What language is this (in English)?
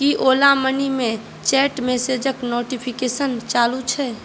Maithili